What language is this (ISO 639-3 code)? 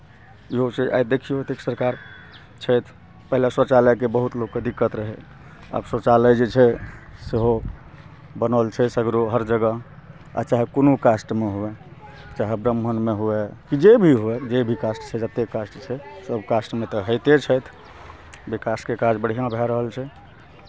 mai